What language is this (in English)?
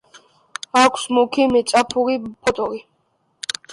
Georgian